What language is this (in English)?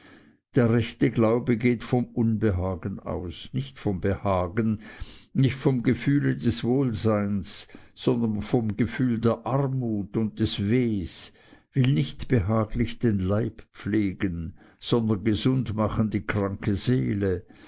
German